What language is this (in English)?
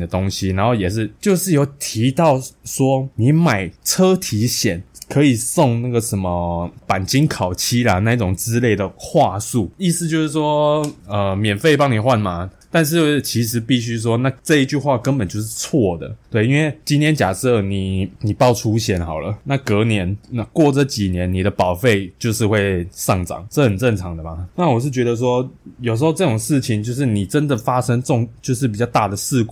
Chinese